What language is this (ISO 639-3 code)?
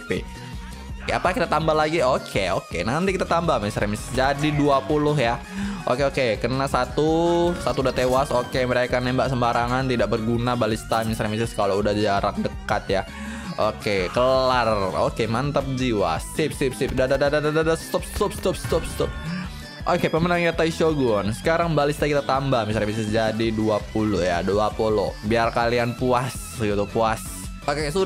ind